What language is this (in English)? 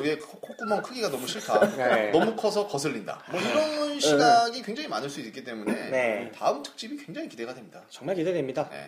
Korean